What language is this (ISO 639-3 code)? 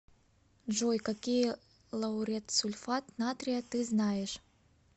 rus